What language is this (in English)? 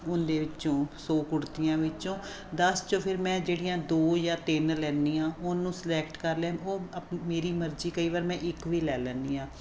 Punjabi